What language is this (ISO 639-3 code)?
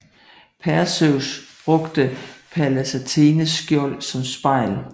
dan